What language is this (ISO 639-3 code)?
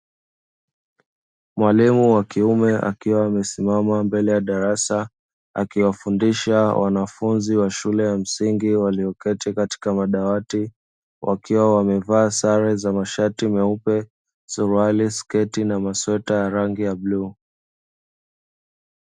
swa